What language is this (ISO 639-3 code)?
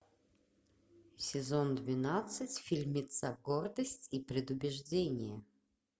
rus